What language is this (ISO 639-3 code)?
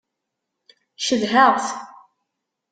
kab